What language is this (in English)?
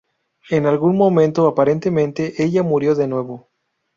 Spanish